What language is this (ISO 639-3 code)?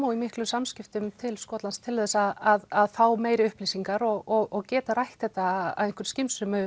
isl